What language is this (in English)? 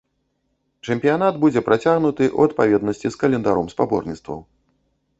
Belarusian